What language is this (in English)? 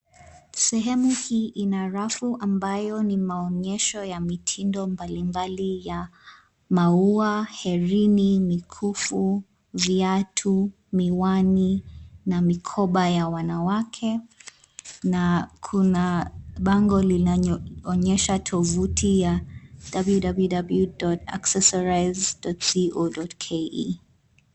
Swahili